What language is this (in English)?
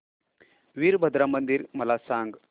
Marathi